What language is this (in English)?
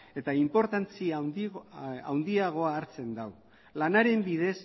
Basque